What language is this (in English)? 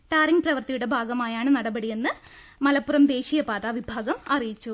Malayalam